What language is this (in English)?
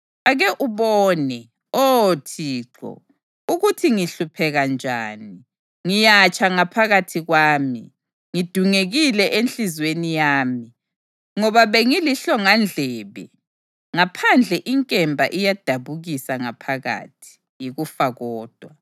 North Ndebele